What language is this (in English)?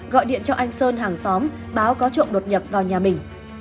Vietnamese